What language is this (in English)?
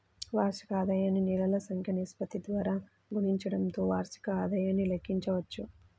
Telugu